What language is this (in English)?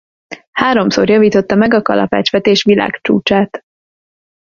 Hungarian